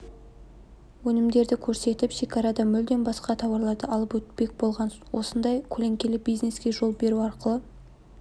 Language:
Kazakh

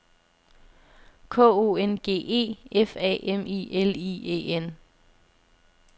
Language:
Danish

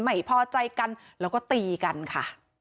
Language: Thai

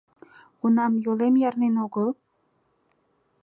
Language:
Mari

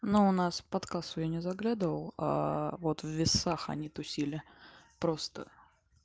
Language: Russian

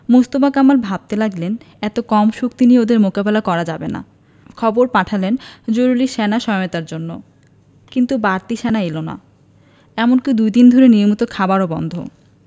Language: Bangla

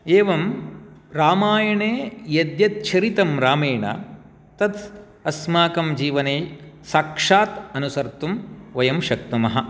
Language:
Sanskrit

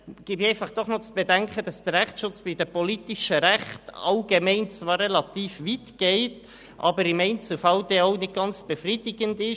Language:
Swiss German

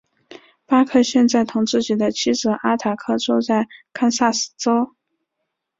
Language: Chinese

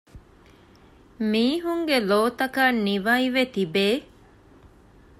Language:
Divehi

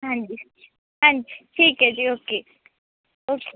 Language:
Punjabi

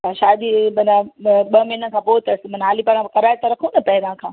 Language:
Sindhi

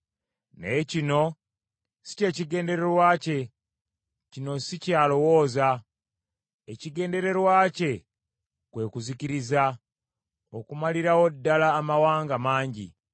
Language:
Ganda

